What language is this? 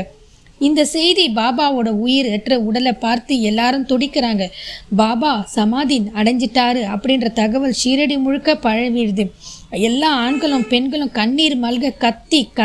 Tamil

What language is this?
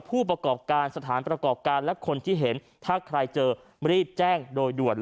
Thai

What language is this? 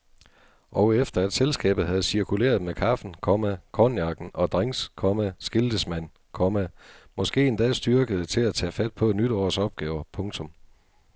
Danish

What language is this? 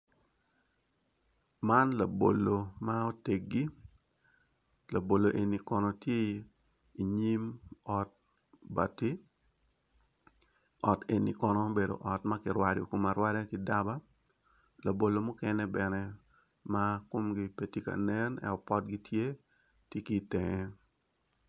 Acoli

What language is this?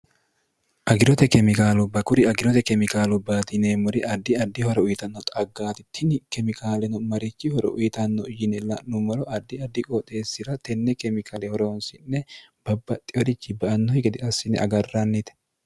Sidamo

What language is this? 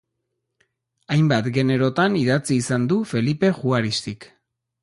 Basque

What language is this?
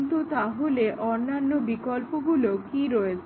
Bangla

